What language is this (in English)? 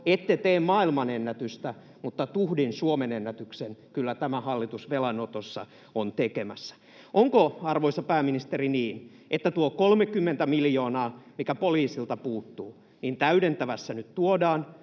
Finnish